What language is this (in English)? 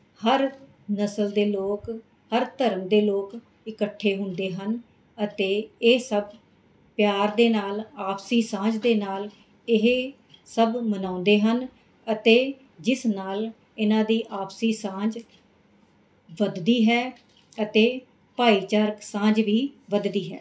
Punjabi